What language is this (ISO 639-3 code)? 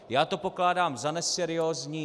ces